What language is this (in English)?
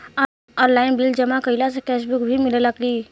Bhojpuri